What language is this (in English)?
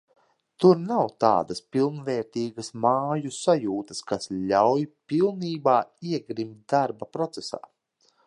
Latvian